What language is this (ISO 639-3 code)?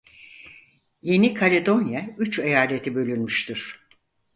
tur